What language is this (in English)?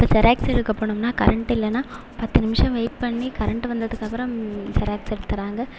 Tamil